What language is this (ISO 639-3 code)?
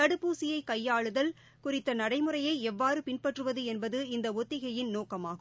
tam